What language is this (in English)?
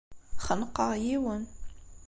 Kabyle